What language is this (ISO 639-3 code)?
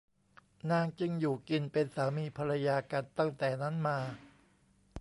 tha